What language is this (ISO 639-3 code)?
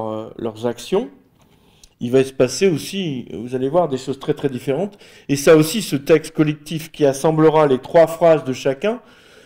fra